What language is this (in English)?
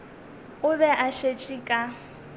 Northern Sotho